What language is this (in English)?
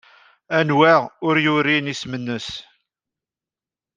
Kabyle